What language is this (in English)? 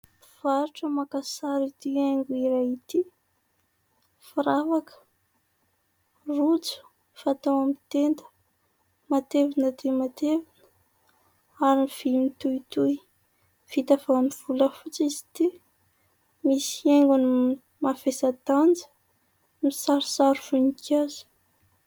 Malagasy